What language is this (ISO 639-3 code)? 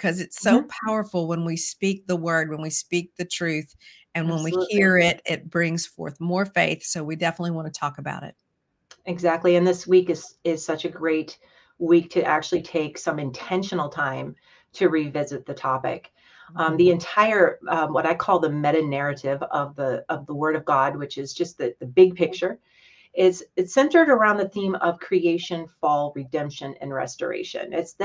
eng